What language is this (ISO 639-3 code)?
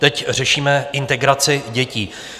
ces